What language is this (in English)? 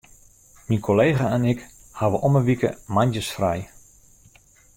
Western Frisian